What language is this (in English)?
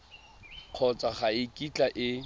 Tswana